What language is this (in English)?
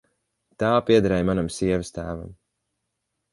Latvian